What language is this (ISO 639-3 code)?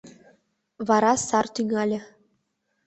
chm